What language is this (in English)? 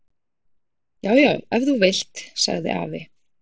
Icelandic